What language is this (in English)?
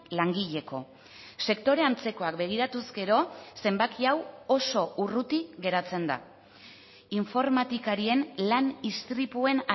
Basque